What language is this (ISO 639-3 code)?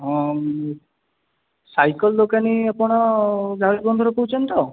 ori